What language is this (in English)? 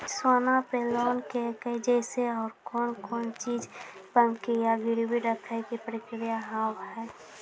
Maithili